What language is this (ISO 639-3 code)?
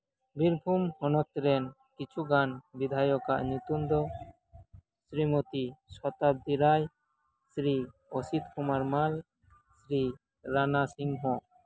sat